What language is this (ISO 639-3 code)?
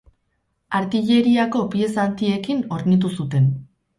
eus